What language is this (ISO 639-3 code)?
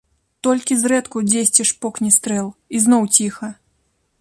bel